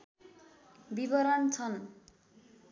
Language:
Nepali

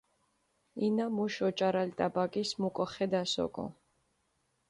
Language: Mingrelian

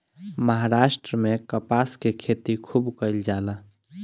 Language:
Bhojpuri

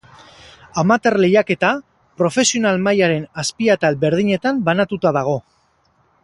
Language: Basque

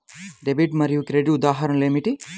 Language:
Telugu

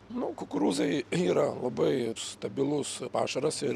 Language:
Lithuanian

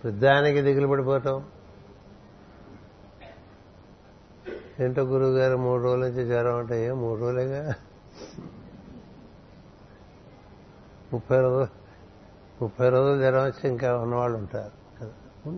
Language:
Telugu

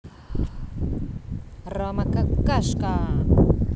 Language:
Russian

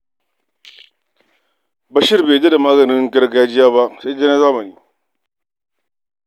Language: Hausa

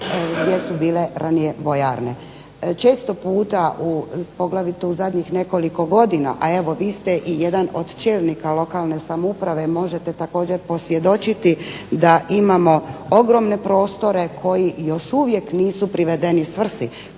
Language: Croatian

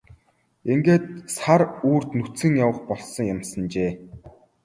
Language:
Mongolian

